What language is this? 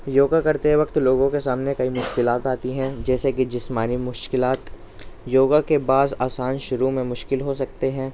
Urdu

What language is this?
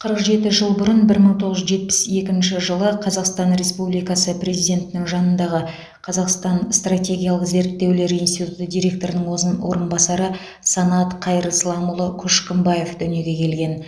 Kazakh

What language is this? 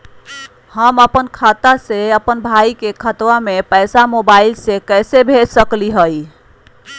Magahi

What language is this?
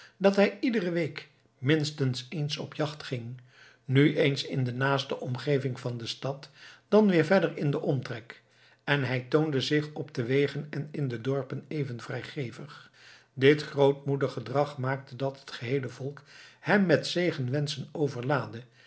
Dutch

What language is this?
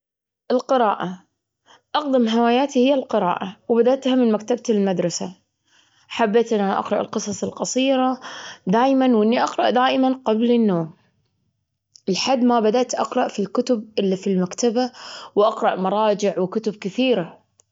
Gulf Arabic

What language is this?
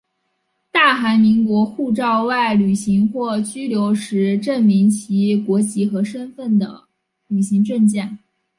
Chinese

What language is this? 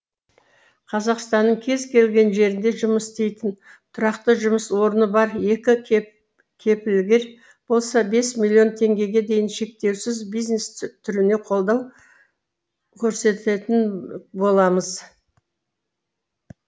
Kazakh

